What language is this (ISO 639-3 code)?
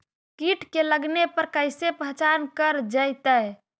mag